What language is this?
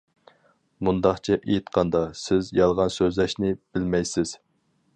Uyghur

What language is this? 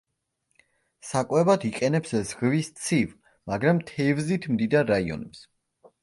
Georgian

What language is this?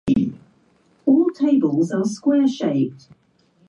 Japanese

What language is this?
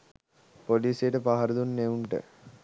Sinhala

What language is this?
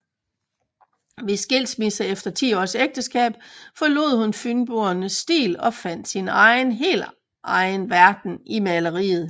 Danish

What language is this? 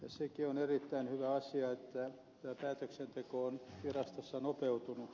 Finnish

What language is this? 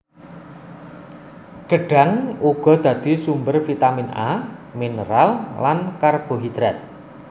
Javanese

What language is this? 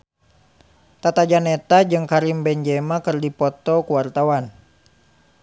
Sundanese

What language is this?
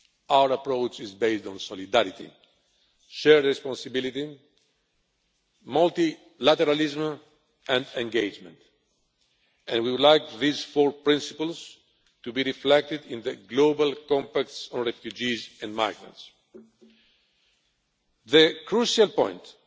English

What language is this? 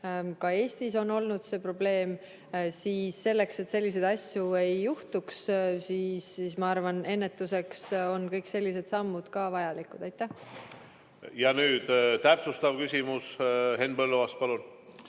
Estonian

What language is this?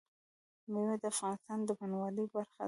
Pashto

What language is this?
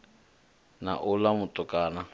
Venda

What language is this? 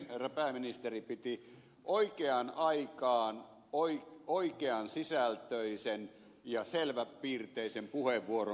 Finnish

